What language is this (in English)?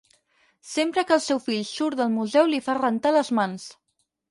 Catalan